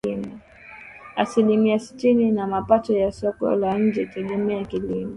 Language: Swahili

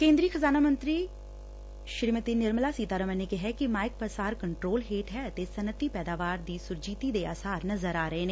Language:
Punjabi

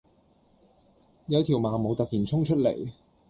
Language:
Cantonese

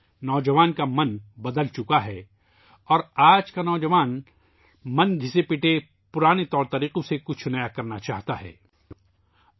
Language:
Urdu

